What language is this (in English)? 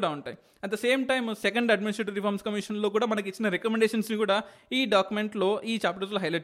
Telugu